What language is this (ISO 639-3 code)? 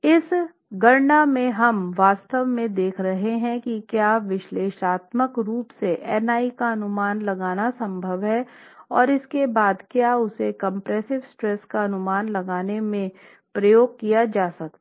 hin